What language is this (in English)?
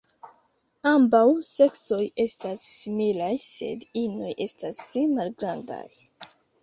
Esperanto